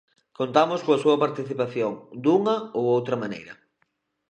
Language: Galician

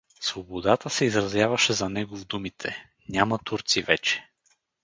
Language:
Bulgarian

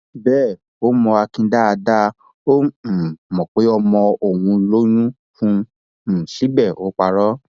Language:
Yoruba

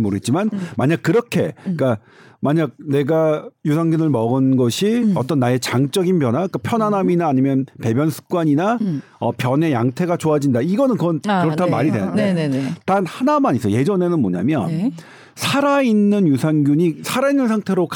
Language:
Korean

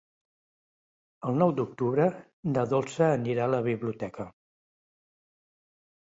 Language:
Catalan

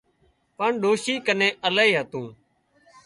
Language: Wadiyara Koli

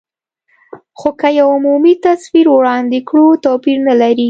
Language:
Pashto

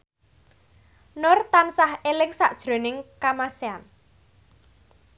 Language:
Javanese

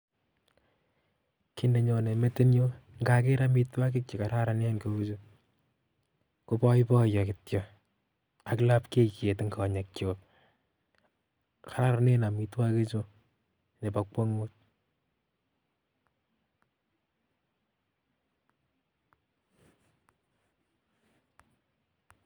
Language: Kalenjin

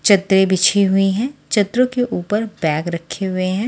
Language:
Hindi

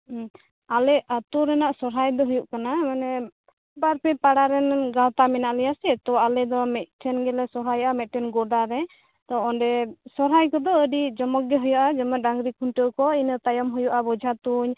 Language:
Santali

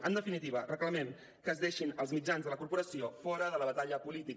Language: Catalan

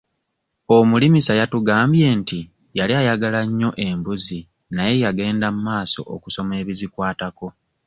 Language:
Ganda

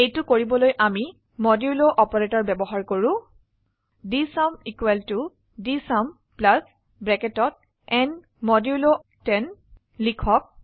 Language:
Assamese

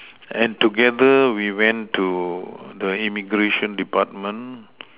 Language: English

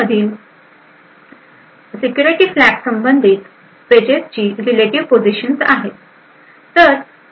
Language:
Marathi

